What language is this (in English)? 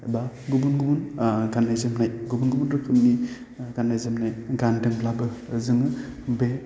Bodo